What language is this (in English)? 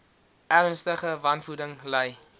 Afrikaans